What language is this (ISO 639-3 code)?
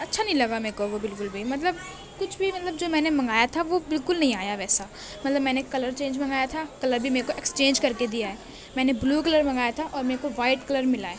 urd